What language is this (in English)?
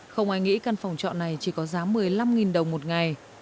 Vietnamese